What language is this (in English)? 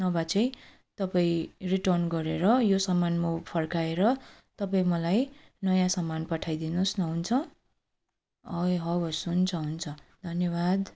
Nepali